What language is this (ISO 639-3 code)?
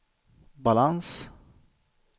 swe